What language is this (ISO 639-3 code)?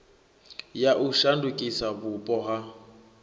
ven